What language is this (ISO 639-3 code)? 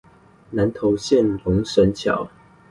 zho